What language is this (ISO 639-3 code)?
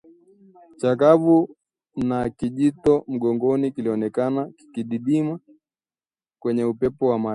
swa